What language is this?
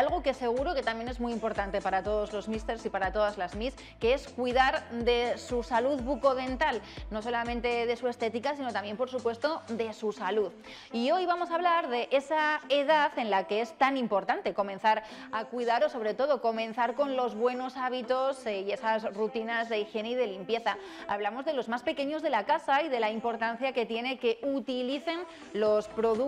Spanish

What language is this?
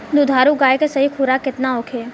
Bhojpuri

